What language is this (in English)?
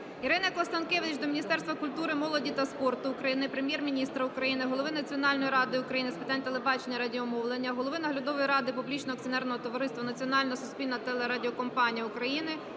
Ukrainian